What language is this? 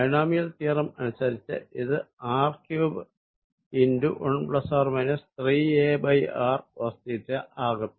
Malayalam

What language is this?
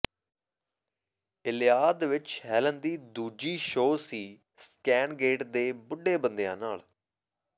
Punjabi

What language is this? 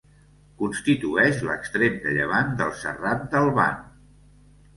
Catalan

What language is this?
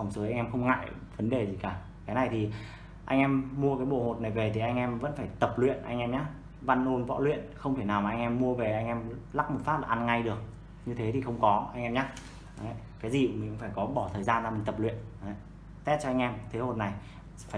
Vietnamese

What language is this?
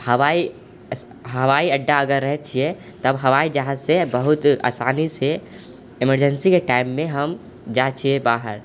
Maithili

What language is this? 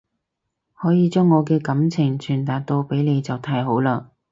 Cantonese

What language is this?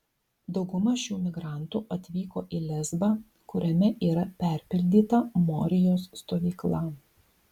Lithuanian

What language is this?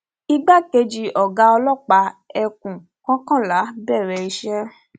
Yoruba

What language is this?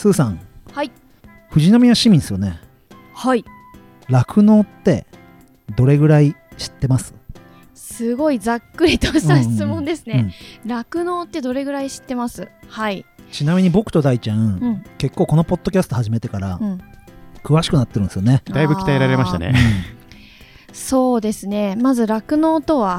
Japanese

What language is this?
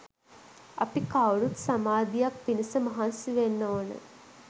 Sinhala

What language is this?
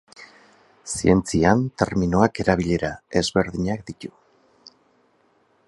Basque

